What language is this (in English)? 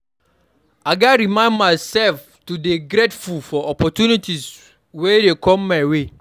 Nigerian Pidgin